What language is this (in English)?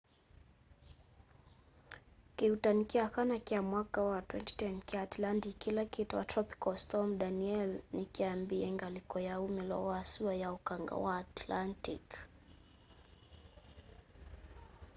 Kamba